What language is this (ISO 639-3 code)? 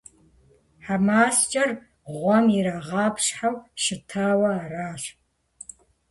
kbd